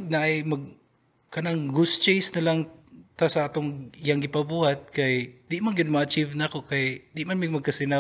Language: Filipino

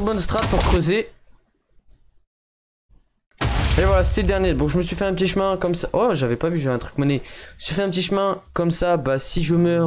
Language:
French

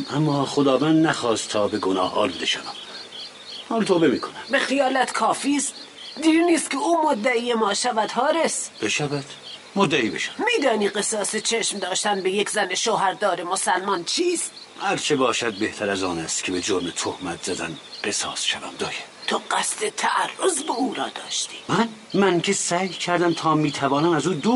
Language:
Persian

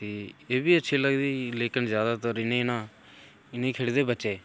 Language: Dogri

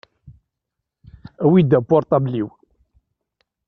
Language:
Kabyle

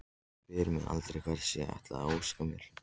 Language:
Icelandic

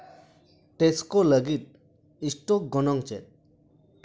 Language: Santali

